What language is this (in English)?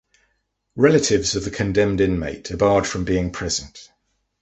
English